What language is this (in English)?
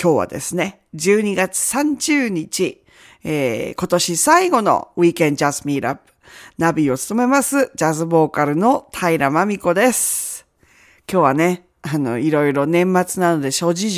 Japanese